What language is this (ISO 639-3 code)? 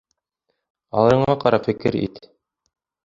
bak